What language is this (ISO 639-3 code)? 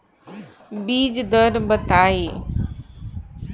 bho